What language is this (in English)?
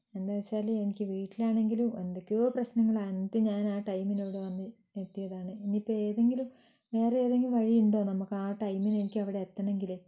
Malayalam